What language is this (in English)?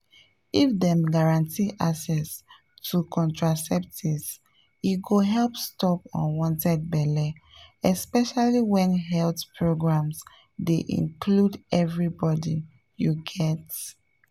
Nigerian Pidgin